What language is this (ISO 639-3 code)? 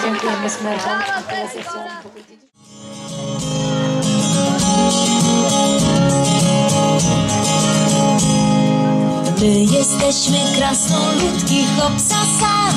pol